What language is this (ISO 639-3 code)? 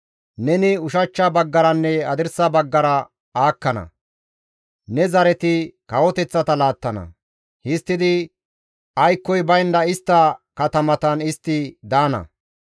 gmv